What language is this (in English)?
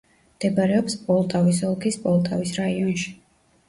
Georgian